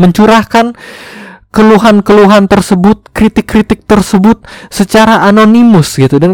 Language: Indonesian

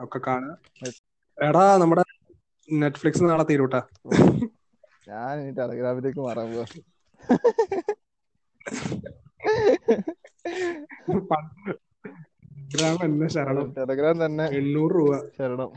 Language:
Malayalam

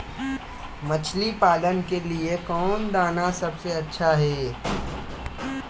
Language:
Magahi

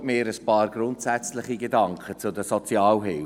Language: Swiss German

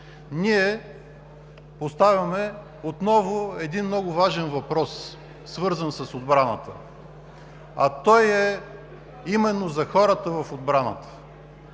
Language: Bulgarian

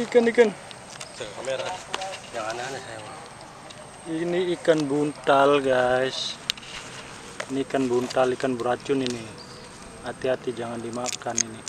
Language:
Indonesian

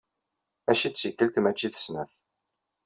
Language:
Kabyle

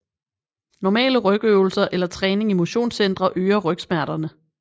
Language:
Danish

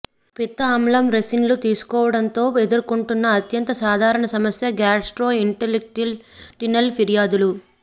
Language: Telugu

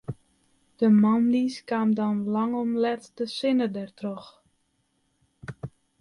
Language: Western Frisian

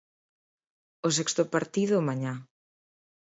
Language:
Galician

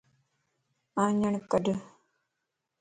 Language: Lasi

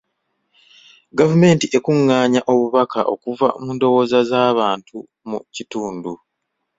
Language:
Ganda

